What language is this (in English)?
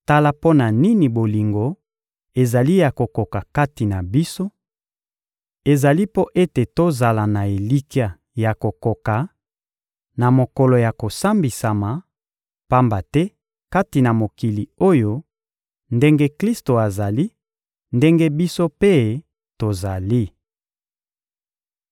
Lingala